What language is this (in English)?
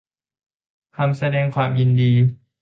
Thai